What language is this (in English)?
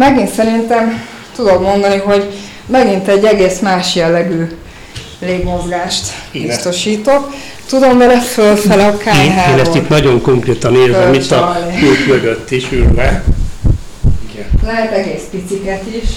Hungarian